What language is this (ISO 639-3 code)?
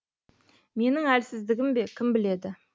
kaz